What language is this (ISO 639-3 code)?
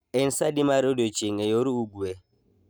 luo